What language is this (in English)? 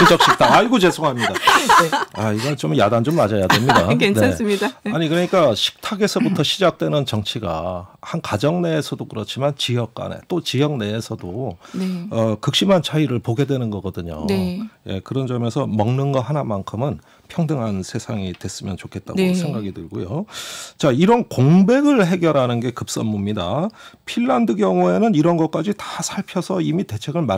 Korean